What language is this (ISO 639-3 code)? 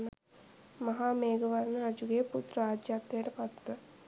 sin